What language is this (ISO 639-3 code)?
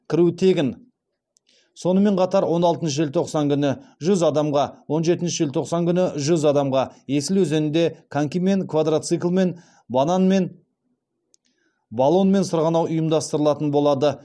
kaz